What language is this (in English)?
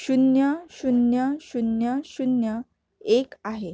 Marathi